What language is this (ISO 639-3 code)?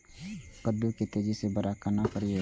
mai